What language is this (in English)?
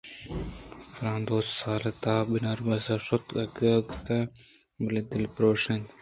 Eastern Balochi